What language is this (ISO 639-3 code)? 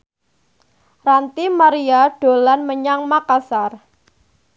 jav